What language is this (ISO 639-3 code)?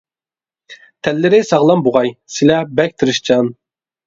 uig